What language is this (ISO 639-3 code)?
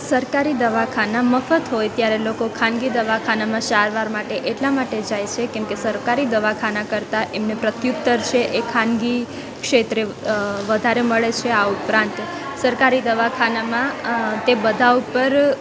guj